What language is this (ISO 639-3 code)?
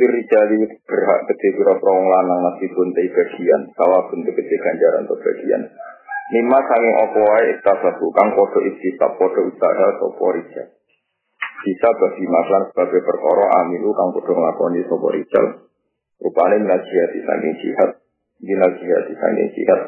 ind